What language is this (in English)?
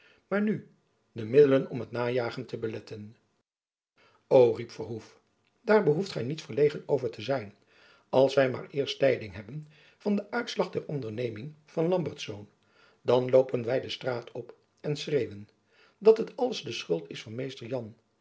Dutch